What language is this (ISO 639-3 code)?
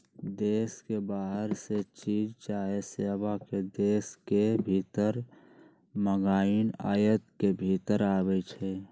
mag